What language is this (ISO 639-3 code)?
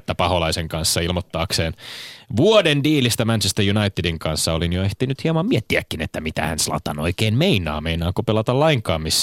fin